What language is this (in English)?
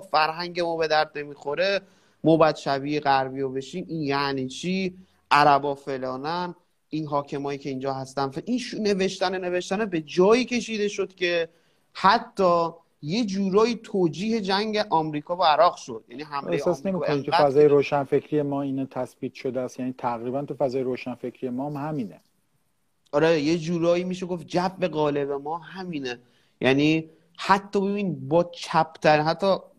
Persian